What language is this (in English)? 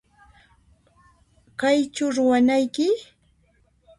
Puno Quechua